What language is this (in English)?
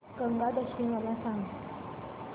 Marathi